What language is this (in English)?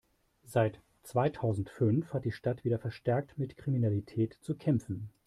German